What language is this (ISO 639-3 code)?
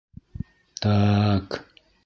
bak